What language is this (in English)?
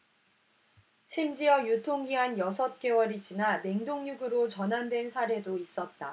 Korean